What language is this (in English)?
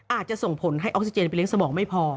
Thai